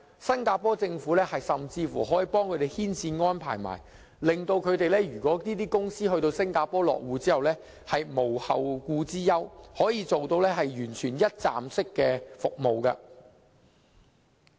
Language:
Cantonese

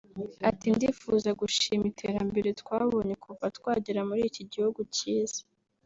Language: Kinyarwanda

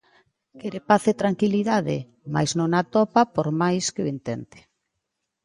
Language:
Galician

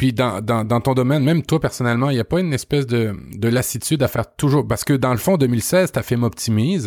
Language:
French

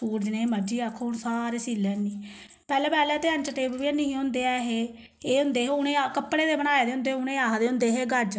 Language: Dogri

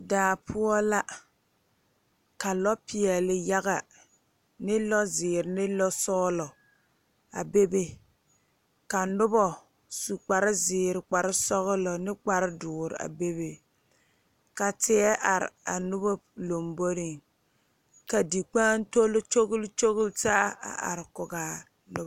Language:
Southern Dagaare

